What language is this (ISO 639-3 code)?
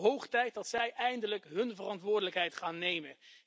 nld